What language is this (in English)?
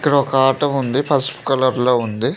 Telugu